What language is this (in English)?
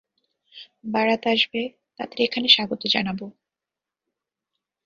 Bangla